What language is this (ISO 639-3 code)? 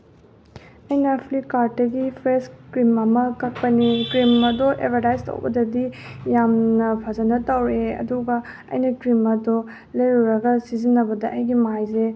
mni